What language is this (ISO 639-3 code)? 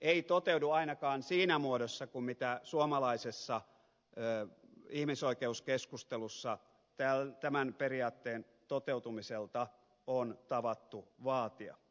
fin